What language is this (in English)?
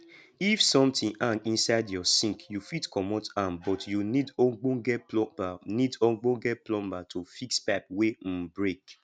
Nigerian Pidgin